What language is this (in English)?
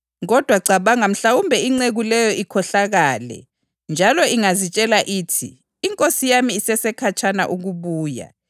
North Ndebele